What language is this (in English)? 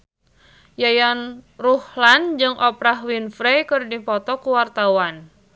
Sundanese